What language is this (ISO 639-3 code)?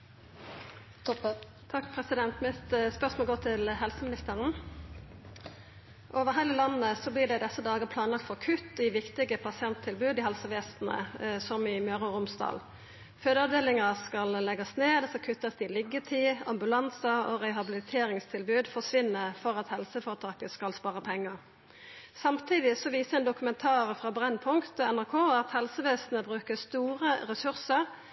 nno